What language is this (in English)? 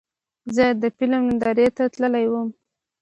Pashto